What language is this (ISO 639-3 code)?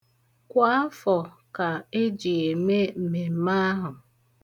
ibo